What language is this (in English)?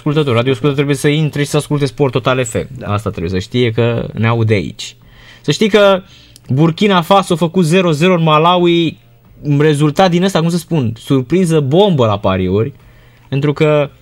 Romanian